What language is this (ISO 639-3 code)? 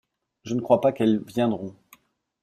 fra